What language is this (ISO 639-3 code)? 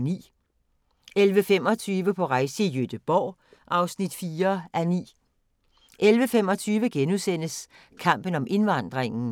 dan